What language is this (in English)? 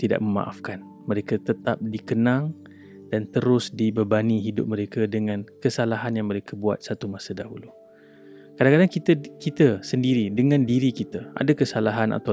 Malay